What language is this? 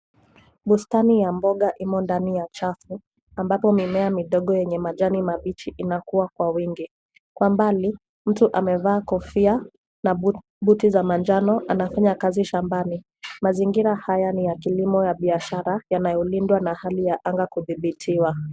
Swahili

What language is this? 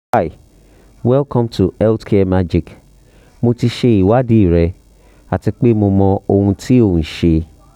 Yoruba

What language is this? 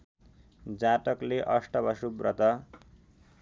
Nepali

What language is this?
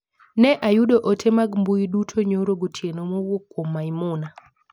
Luo (Kenya and Tanzania)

